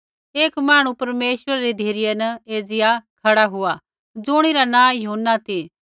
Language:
Kullu Pahari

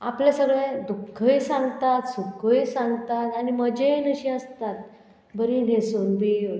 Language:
Konkani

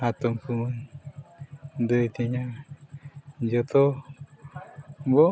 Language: Santali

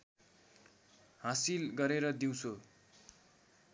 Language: Nepali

